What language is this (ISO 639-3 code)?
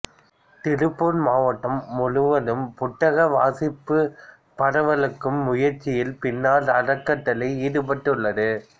tam